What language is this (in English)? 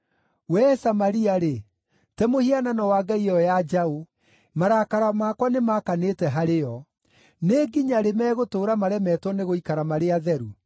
Kikuyu